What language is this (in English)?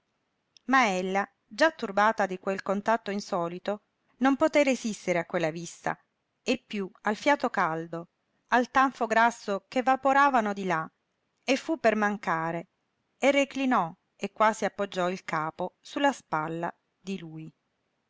Italian